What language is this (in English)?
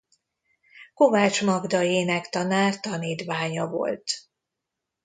Hungarian